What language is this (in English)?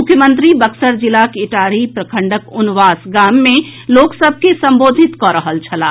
Maithili